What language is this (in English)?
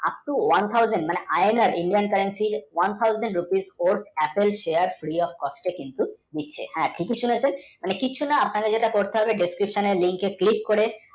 Bangla